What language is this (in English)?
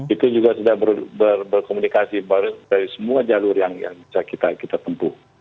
Indonesian